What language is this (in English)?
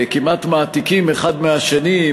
Hebrew